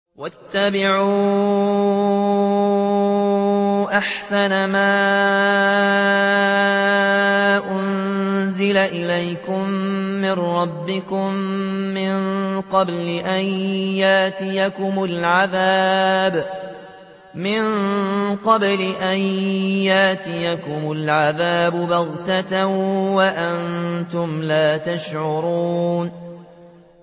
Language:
Arabic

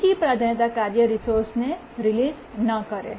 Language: Gujarati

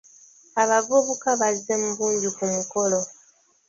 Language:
Ganda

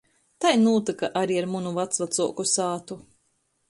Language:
Latgalian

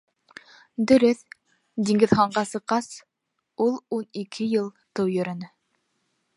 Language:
Bashkir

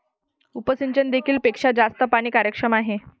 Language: Marathi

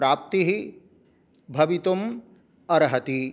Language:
Sanskrit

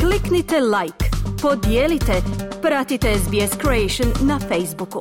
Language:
Croatian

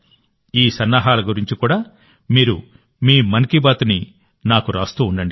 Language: Telugu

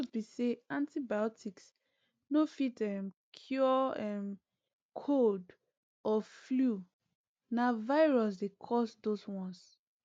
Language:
Nigerian Pidgin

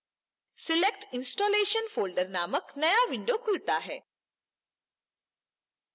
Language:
Hindi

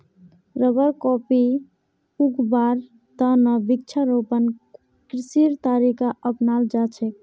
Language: Magahi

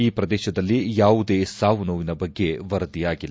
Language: Kannada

